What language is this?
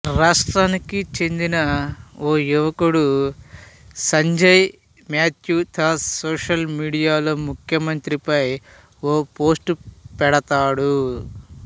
Telugu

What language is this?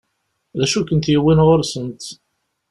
Kabyle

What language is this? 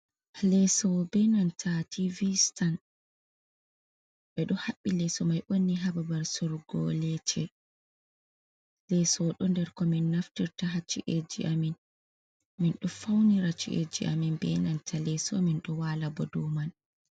Fula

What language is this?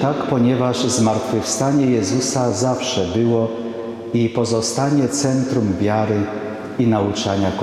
Polish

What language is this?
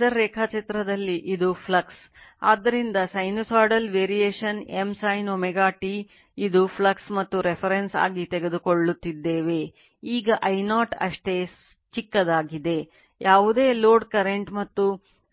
Kannada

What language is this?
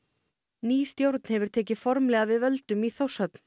Icelandic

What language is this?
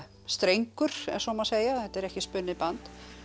Icelandic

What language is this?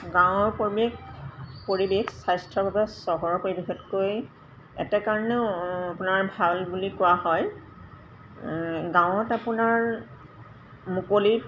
Assamese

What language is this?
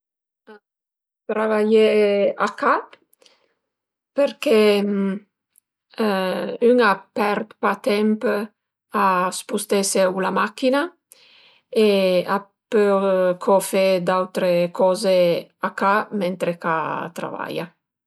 Piedmontese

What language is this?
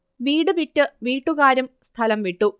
Malayalam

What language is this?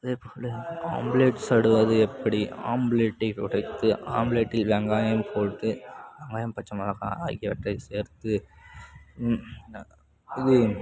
Tamil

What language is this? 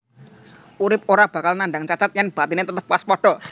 Javanese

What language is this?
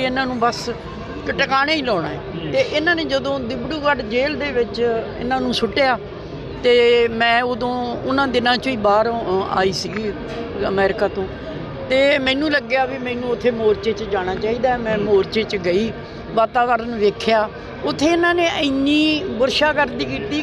Punjabi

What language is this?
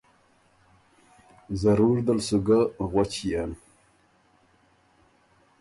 Ormuri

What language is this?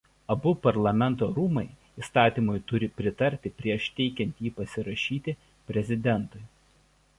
Lithuanian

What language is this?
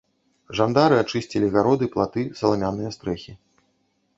Belarusian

